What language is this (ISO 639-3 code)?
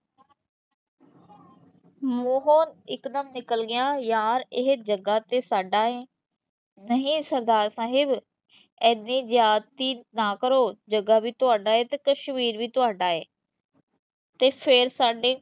pan